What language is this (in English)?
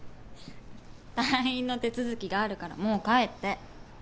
Japanese